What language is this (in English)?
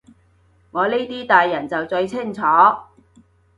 Cantonese